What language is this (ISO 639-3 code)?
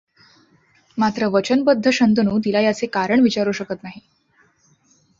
mar